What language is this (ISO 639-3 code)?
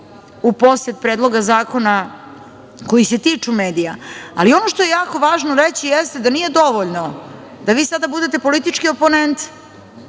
srp